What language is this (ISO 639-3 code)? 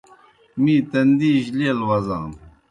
plk